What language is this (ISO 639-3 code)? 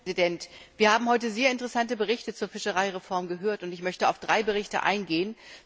deu